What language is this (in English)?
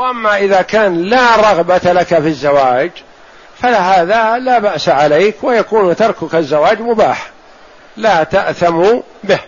Arabic